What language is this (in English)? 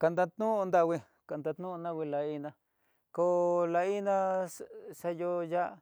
Tidaá Mixtec